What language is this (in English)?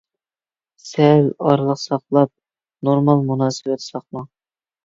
Uyghur